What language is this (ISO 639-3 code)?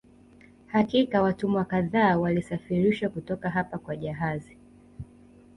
swa